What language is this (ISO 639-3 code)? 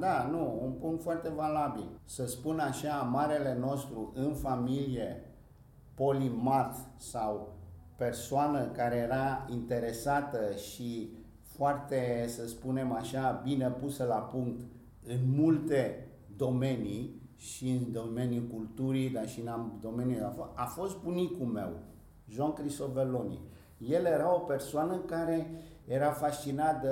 ron